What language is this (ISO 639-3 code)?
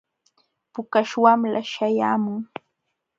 qxw